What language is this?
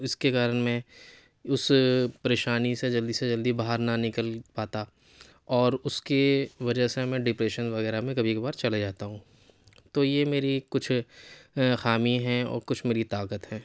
Urdu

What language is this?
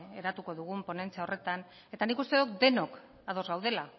Basque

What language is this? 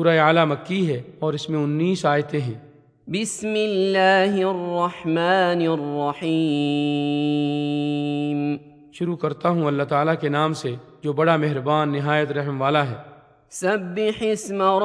Urdu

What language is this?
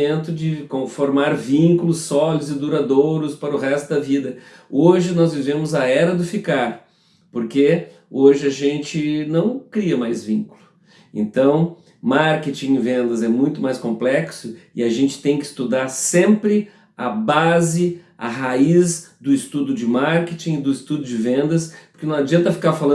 Portuguese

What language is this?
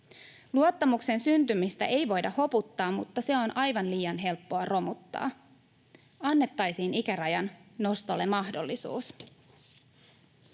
Finnish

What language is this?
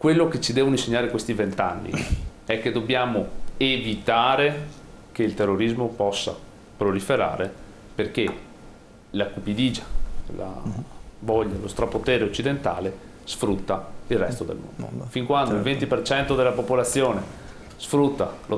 Italian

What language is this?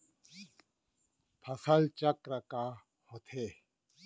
Chhattisgarhi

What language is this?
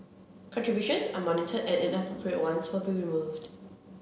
English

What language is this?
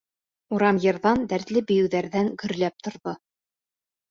Bashkir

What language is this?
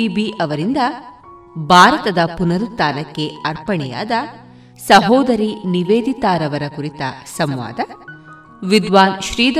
Kannada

